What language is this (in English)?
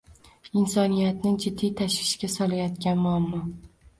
Uzbek